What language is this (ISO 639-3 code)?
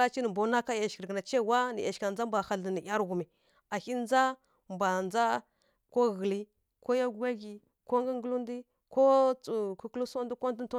fkk